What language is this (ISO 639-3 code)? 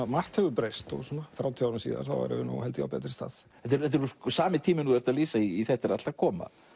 isl